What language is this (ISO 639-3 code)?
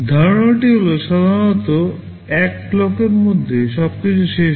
ben